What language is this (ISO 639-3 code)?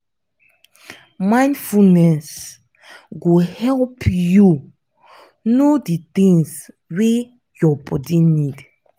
pcm